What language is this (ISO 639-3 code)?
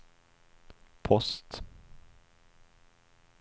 swe